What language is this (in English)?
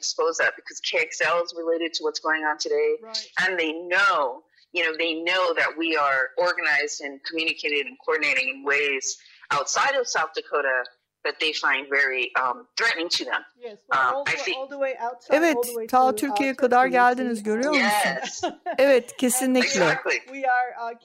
Turkish